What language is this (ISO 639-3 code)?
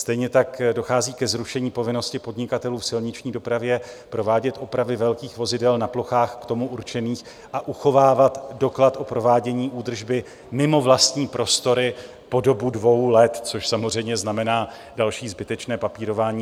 ces